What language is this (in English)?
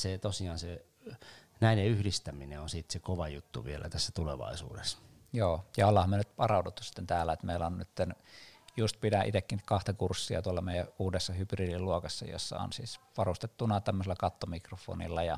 Finnish